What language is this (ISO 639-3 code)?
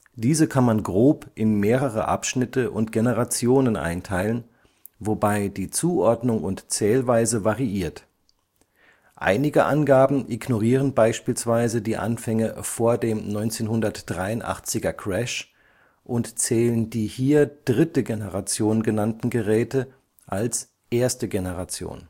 deu